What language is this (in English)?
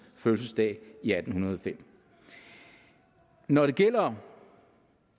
Danish